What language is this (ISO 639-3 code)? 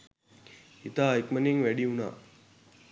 sin